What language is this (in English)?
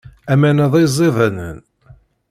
Kabyle